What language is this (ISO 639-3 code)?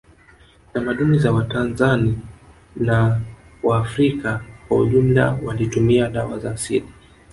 swa